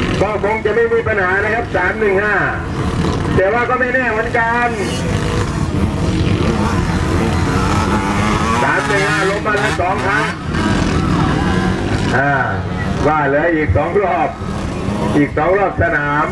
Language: Thai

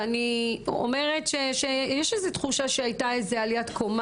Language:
Hebrew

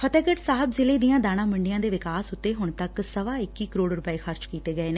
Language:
Punjabi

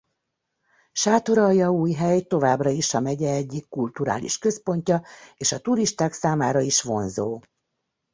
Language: Hungarian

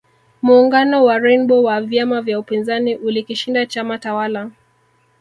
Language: Swahili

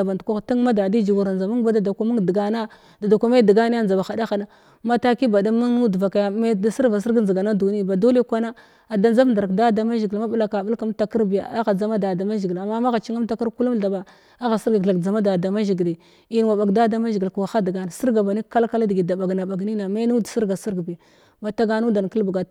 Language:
Glavda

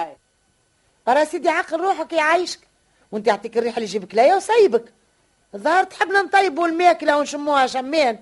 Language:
Arabic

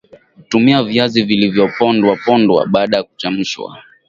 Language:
Swahili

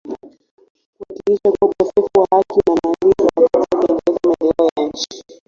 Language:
Swahili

